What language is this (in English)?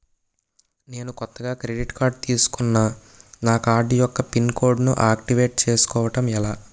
Telugu